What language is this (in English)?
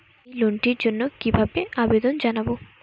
Bangla